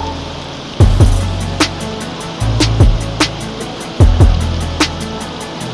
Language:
Indonesian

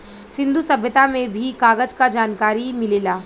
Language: Bhojpuri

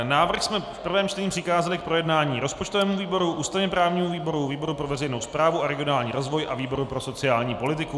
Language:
Czech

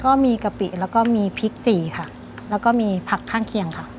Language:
Thai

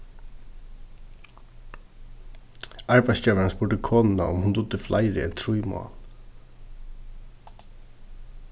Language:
Faroese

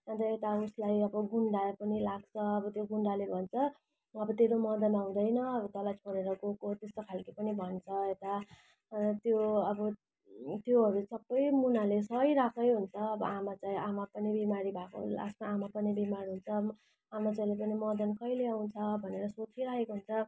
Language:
Nepali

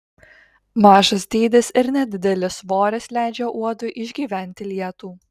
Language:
Lithuanian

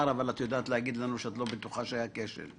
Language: Hebrew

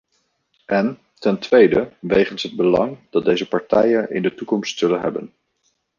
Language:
Dutch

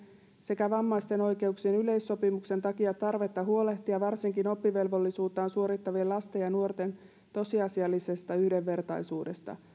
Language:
Finnish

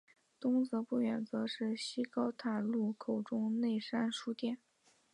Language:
Chinese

